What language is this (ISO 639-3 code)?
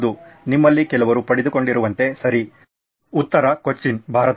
kan